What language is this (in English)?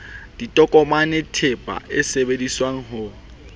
Southern Sotho